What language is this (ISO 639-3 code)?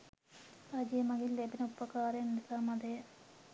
sin